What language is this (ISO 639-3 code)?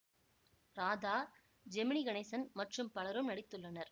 tam